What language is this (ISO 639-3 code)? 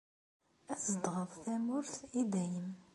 kab